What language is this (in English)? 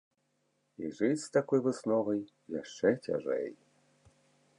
Belarusian